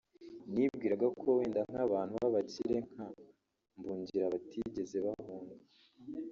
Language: Kinyarwanda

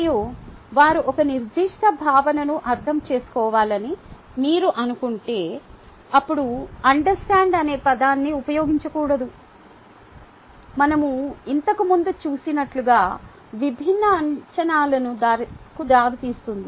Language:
Telugu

